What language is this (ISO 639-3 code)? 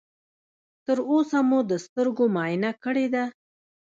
pus